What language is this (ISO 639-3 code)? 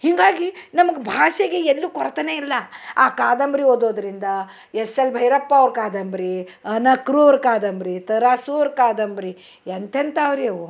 kan